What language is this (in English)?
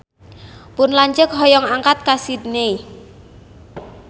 Sundanese